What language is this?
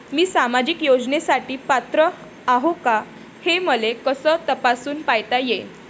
Marathi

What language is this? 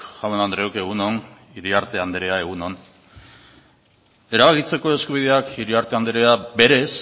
Basque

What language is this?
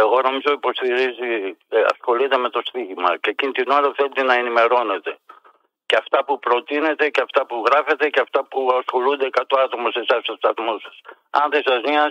Greek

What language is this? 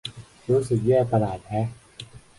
Thai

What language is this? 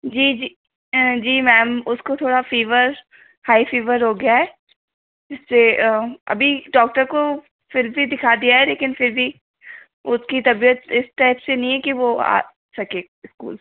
Hindi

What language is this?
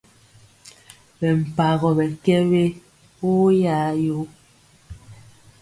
Mpiemo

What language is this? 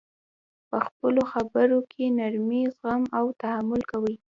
Pashto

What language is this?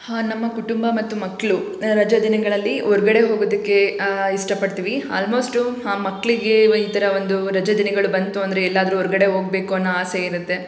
Kannada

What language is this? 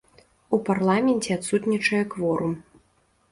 Belarusian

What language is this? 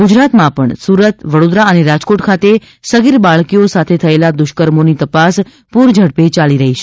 Gujarati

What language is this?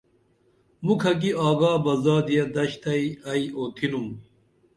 Dameli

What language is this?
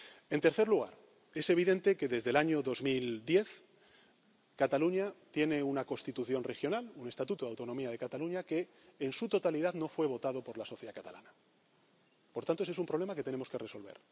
Spanish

